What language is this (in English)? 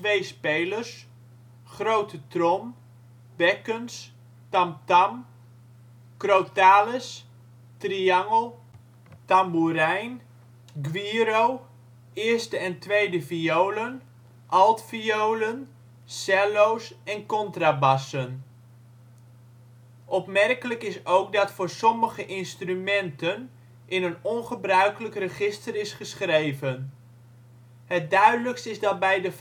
Dutch